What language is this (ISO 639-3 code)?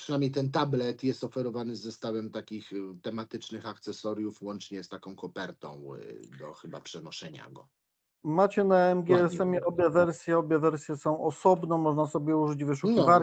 pol